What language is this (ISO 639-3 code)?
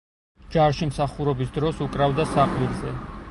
kat